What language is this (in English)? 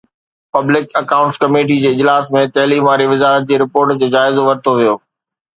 Sindhi